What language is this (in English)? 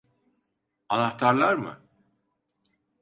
Turkish